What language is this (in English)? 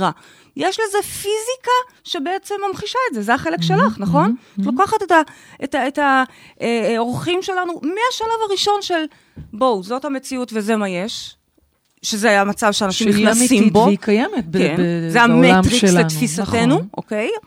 Hebrew